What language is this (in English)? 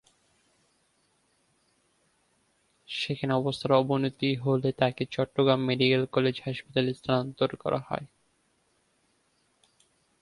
Bangla